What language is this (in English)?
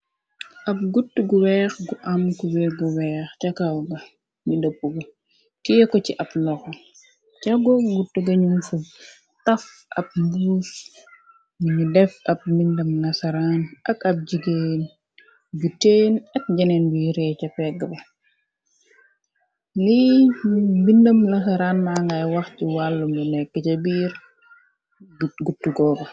Wolof